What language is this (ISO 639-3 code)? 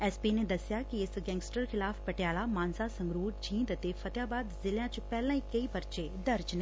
pan